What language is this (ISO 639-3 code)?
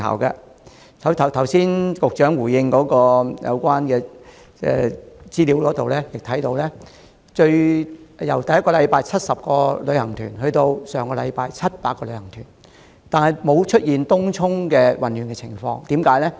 yue